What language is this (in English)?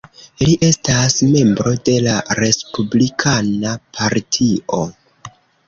Esperanto